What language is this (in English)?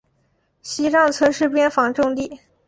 Chinese